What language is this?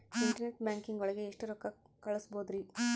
Kannada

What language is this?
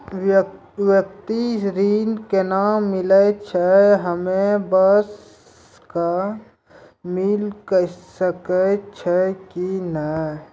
Maithili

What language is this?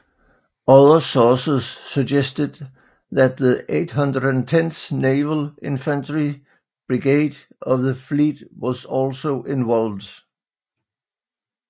Danish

